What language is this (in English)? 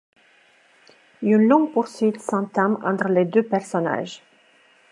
French